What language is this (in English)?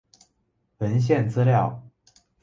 Chinese